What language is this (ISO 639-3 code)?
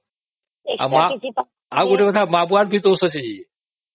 ori